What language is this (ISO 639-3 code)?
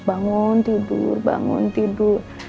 ind